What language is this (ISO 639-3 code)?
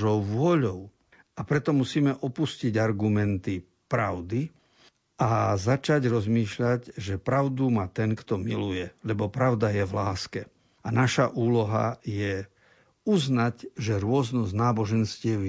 slk